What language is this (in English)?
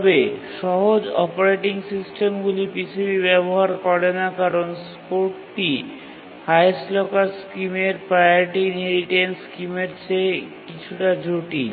Bangla